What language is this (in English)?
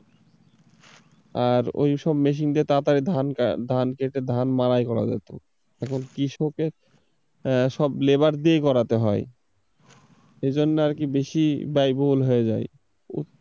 Bangla